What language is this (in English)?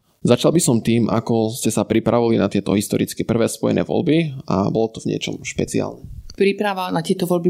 Slovak